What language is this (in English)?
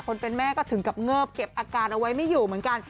Thai